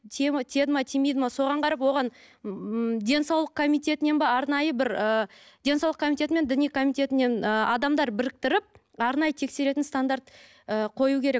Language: Kazakh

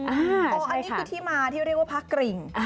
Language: Thai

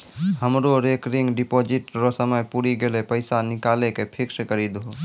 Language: Maithili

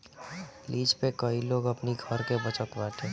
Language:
Bhojpuri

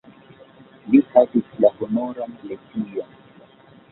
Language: Esperanto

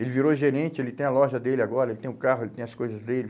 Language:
Portuguese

